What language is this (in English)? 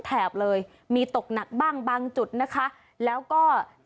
Thai